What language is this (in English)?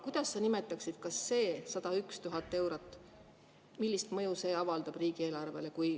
Estonian